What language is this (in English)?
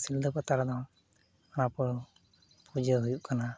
Santali